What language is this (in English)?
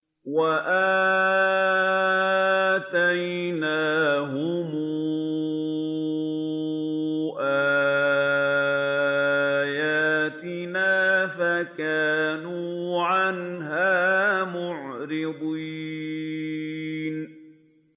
Arabic